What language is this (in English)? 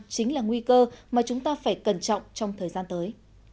Vietnamese